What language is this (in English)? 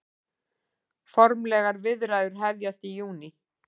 Icelandic